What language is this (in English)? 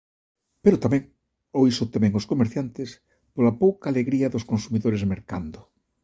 Galician